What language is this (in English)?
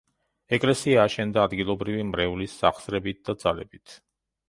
Georgian